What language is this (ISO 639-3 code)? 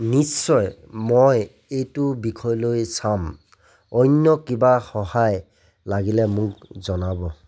asm